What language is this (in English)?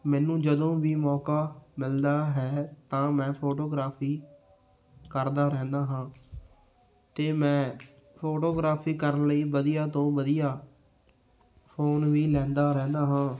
Punjabi